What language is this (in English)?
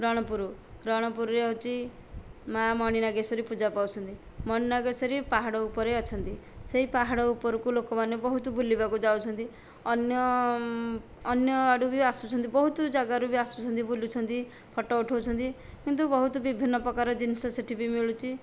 Odia